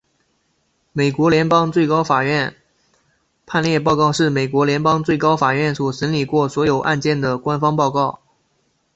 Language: Chinese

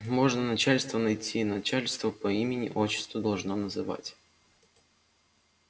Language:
Russian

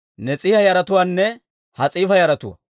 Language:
Dawro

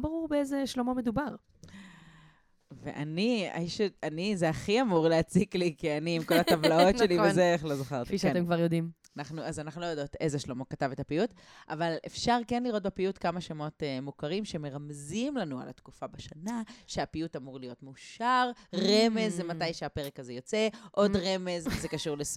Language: Hebrew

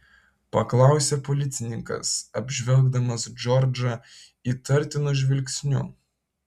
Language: Lithuanian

